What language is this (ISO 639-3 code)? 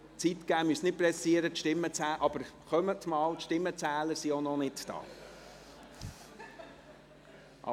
gsw